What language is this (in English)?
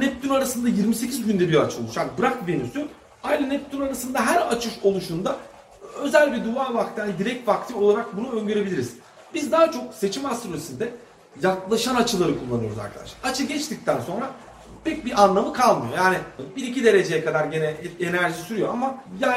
Turkish